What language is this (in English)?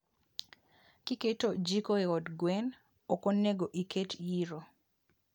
Luo (Kenya and Tanzania)